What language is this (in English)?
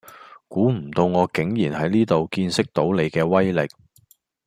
Cantonese